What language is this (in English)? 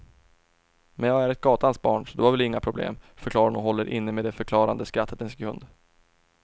Swedish